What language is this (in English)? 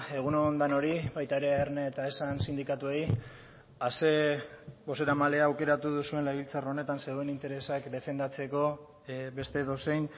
Basque